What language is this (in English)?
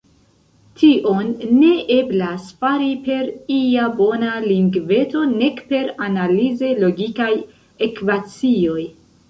Esperanto